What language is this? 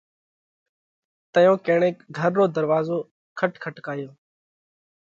Parkari Koli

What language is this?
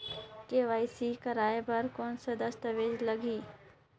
Chhattisgarhi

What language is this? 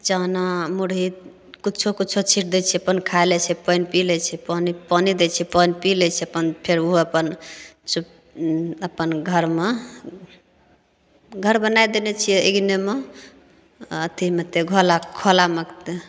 Maithili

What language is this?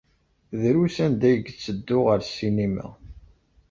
Kabyle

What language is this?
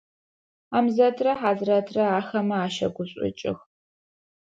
Adyghe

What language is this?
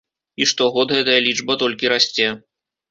Belarusian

